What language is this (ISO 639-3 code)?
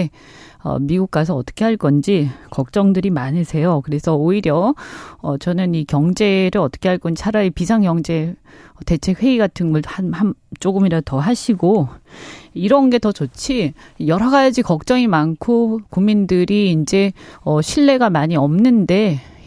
kor